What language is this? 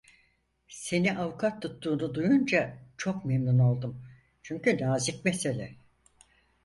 Turkish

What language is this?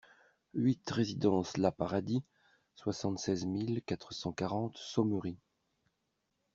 French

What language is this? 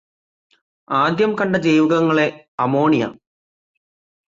Malayalam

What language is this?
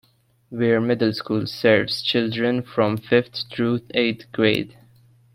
English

